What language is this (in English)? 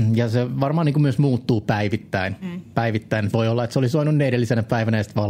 Finnish